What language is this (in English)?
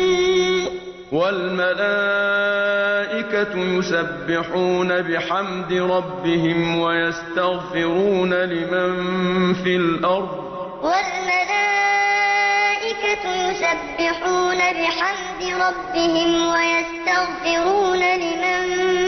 Arabic